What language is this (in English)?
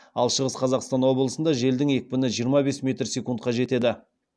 Kazakh